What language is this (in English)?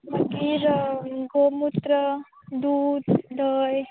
Konkani